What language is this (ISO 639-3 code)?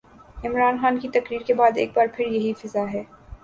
urd